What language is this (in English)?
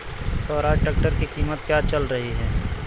Hindi